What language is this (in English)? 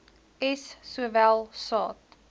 Afrikaans